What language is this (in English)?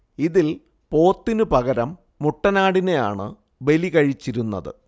Malayalam